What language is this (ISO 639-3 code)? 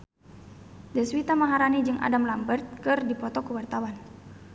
sun